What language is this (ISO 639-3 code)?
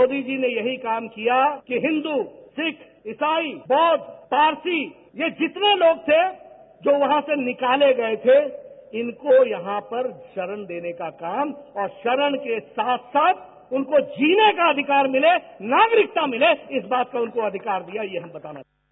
hin